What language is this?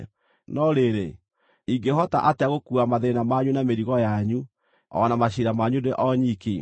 Kikuyu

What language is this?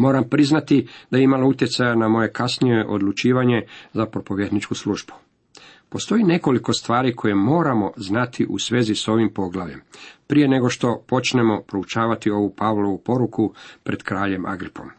Croatian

